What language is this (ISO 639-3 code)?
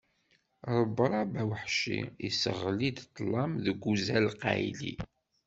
kab